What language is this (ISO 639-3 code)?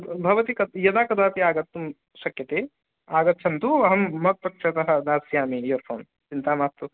san